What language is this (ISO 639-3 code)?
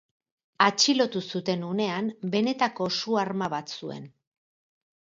eus